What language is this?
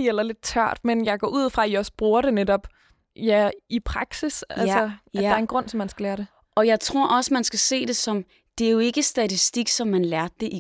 Danish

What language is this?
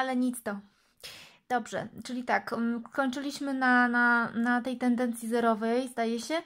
Polish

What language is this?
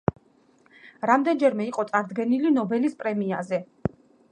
Georgian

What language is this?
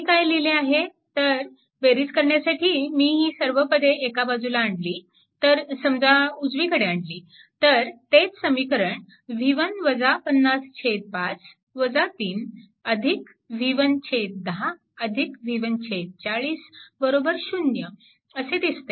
Marathi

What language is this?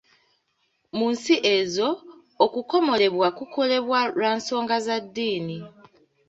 Ganda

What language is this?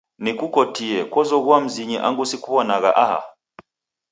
Taita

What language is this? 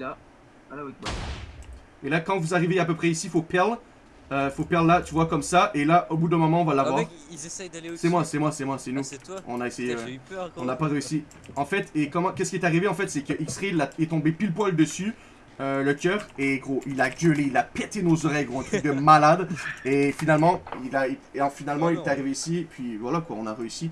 French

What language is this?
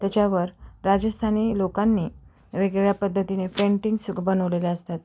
Marathi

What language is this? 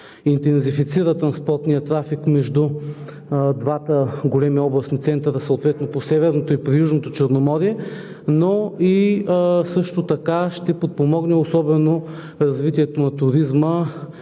Bulgarian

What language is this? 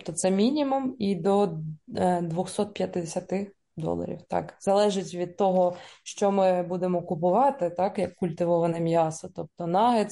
Ukrainian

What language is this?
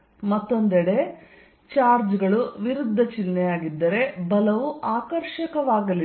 Kannada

